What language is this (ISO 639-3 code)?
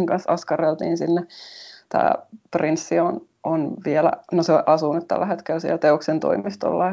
fin